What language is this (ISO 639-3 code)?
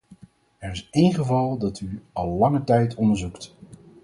nld